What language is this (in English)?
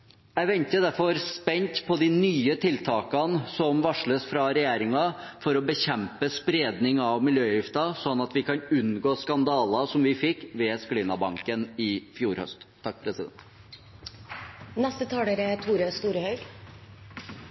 Norwegian